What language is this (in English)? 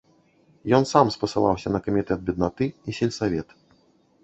Belarusian